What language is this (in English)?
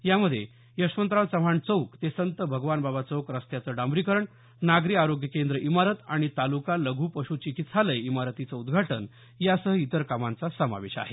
Marathi